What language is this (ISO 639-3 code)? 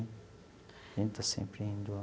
por